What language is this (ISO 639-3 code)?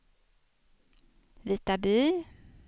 swe